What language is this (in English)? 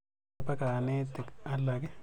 Kalenjin